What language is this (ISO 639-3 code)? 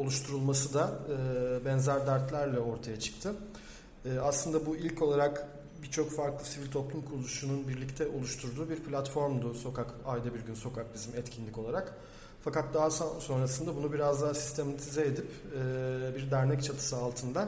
tur